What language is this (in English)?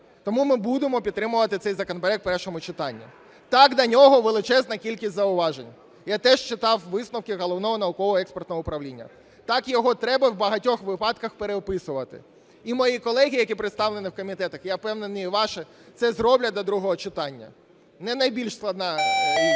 Ukrainian